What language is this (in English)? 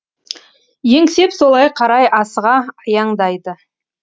Kazakh